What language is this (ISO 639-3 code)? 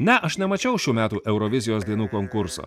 lit